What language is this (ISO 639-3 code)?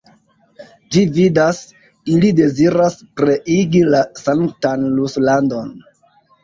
epo